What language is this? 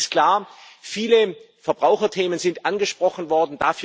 German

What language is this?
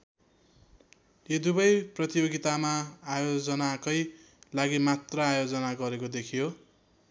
Nepali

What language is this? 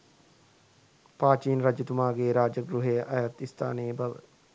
Sinhala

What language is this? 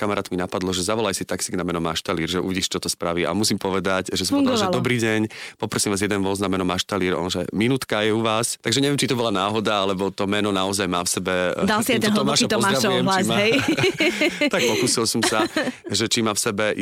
Slovak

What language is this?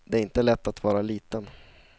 Swedish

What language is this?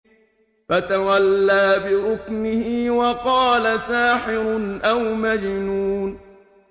Arabic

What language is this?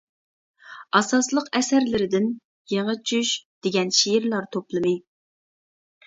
Uyghur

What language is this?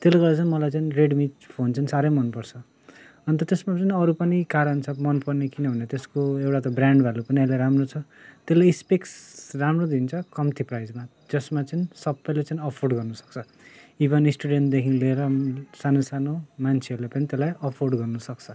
Nepali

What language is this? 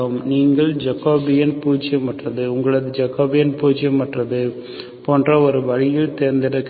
Tamil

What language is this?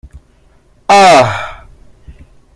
Chinese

